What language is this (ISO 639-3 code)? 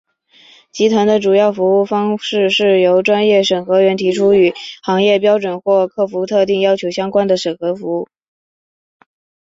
zho